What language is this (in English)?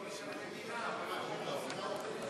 Hebrew